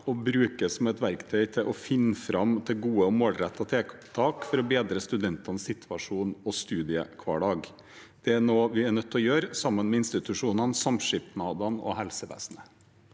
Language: Norwegian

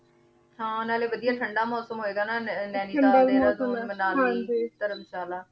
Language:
Punjabi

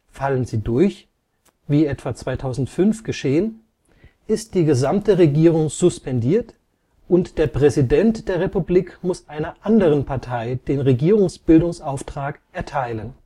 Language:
German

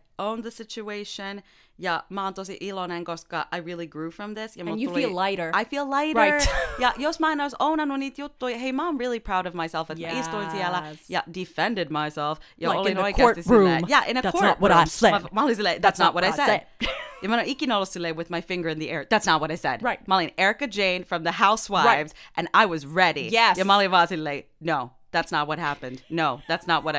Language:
Finnish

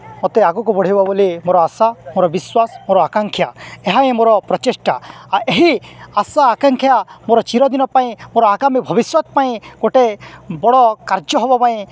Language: Odia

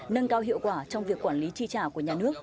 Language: Vietnamese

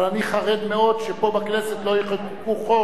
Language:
Hebrew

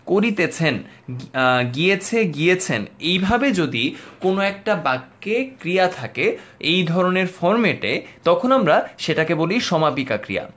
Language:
Bangla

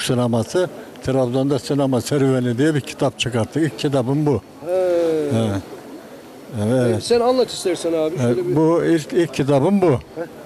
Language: Turkish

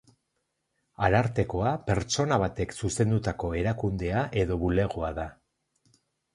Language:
Basque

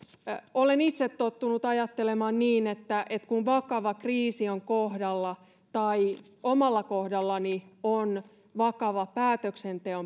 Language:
Finnish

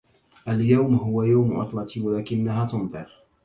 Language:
Arabic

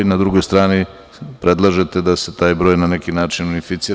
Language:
Serbian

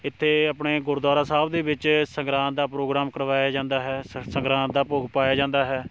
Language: Punjabi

